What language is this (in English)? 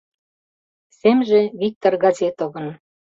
Mari